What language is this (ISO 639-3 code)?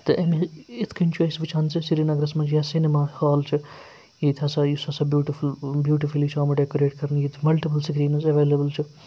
kas